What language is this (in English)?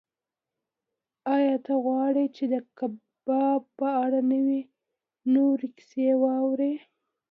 Pashto